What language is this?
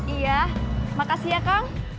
Indonesian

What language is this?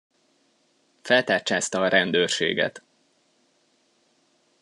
Hungarian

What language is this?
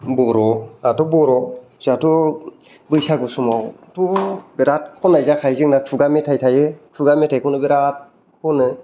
Bodo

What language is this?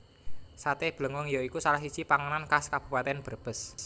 Javanese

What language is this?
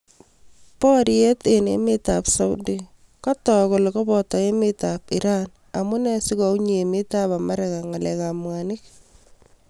Kalenjin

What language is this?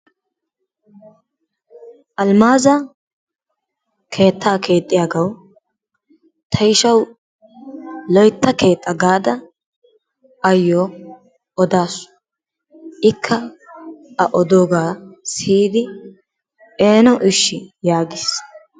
Wolaytta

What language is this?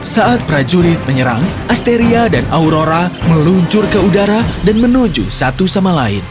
Indonesian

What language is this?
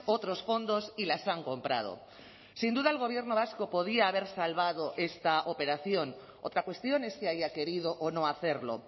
Spanish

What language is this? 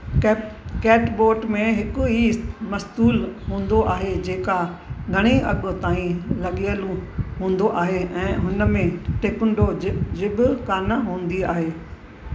Sindhi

